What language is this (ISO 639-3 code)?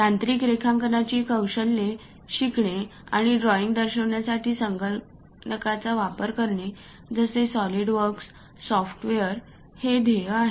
mar